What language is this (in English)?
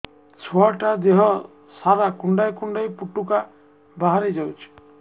Odia